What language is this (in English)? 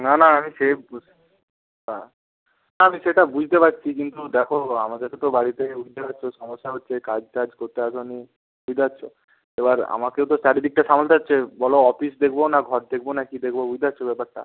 Bangla